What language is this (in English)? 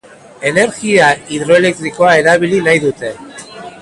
Basque